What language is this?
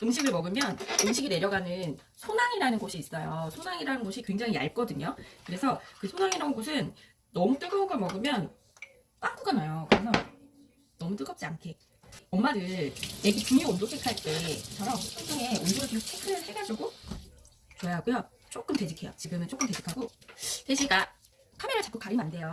Korean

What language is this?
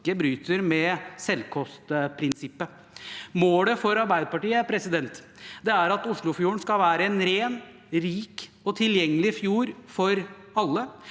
Norwegian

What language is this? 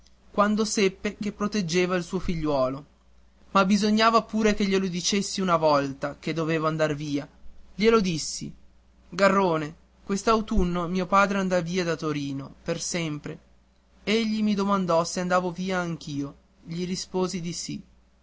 Italian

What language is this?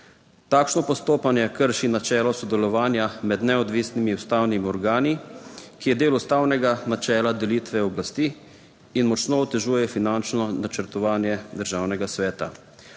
Slovenian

